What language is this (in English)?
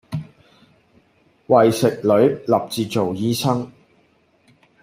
Cantonese